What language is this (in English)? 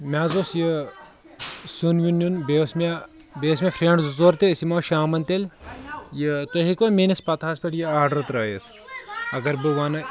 Kashmiri